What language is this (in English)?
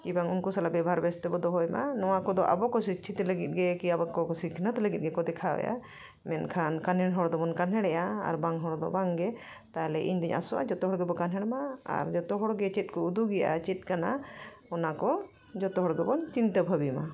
Santali